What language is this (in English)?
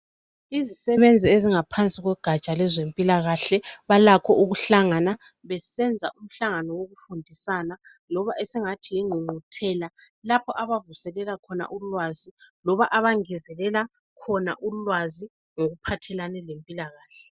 North Ndebele